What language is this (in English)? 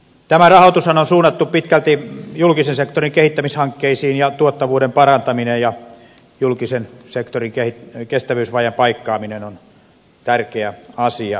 Finnish